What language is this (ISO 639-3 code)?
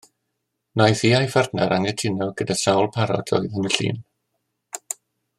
cym